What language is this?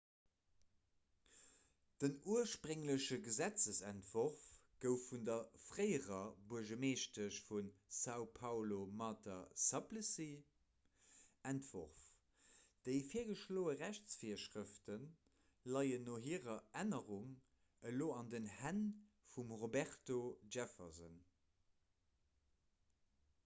Luxembourgish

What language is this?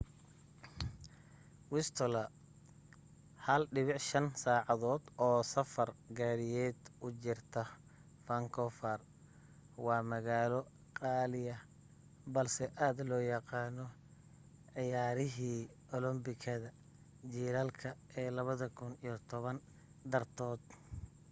Somali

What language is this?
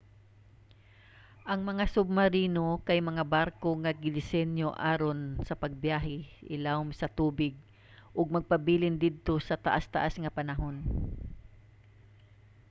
Cebuano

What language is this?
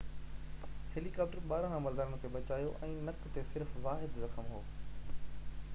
Sindhi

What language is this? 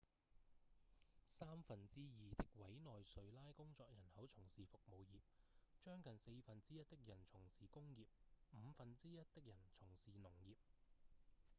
Cantonese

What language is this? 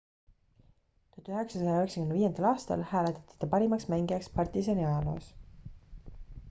Estonian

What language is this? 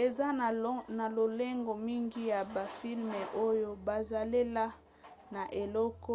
Lingala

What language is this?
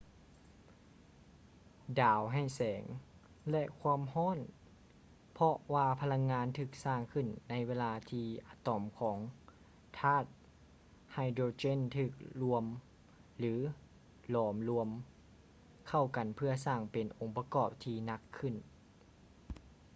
Lao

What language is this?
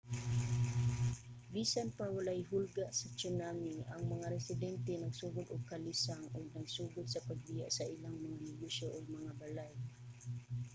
Cebuano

